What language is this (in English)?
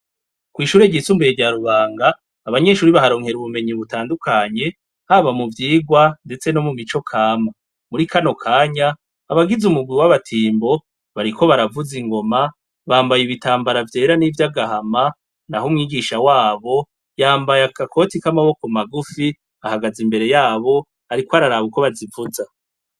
Rundi